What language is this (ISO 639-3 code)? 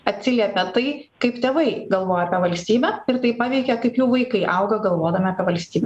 lit